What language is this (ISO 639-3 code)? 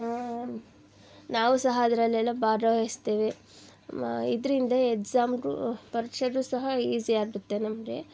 kan